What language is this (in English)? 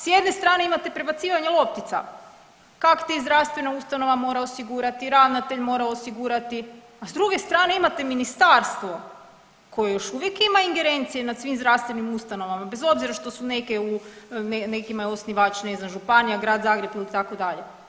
Croatian